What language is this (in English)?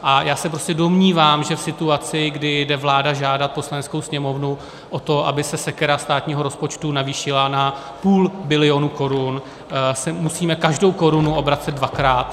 Czech